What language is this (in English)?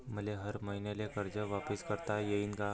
Marathi